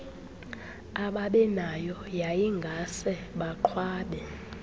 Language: Xhosa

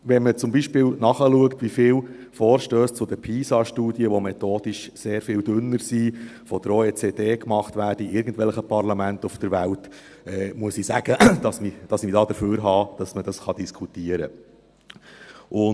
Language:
Swiss German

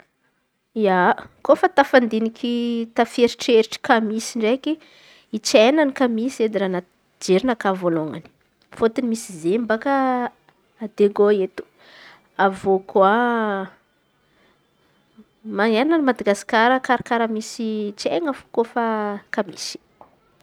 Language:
Antankarana Malagasy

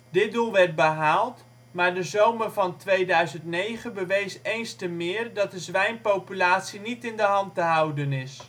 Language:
Dutch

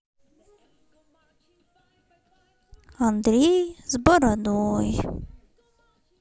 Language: Russian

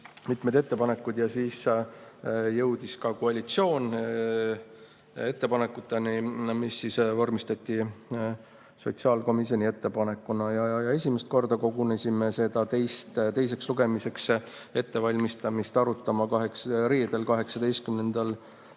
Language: Estonian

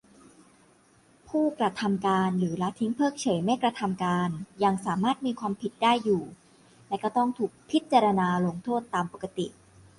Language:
Thai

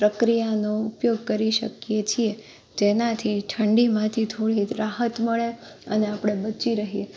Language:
Gujarati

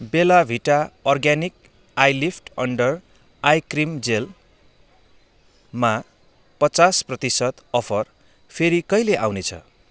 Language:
Nepali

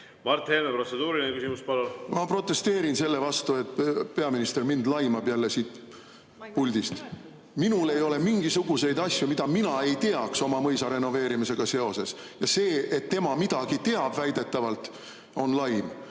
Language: Estonian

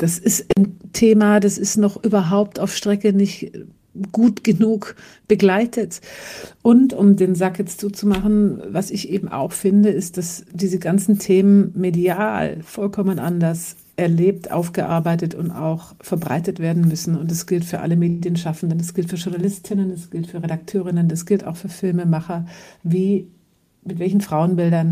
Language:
German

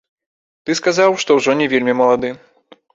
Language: Belarusian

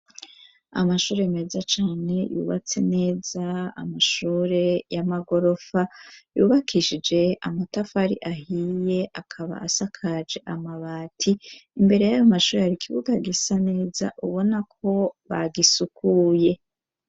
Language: Rundi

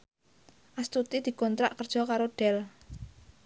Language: Javanese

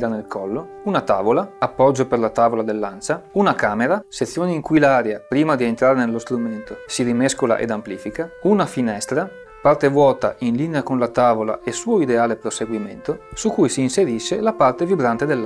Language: Italian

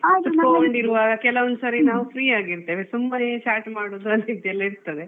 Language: Kannada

